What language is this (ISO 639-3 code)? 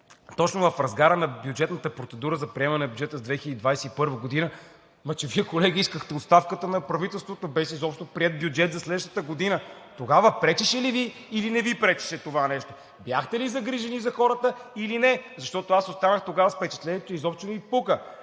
bul